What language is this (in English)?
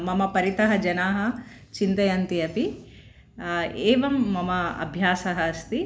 Sanskrit